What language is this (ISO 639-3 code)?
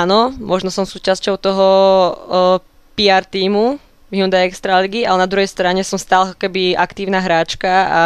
slk